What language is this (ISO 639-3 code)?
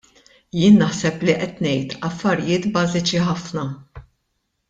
mlt